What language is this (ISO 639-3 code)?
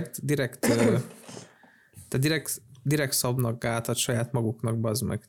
hun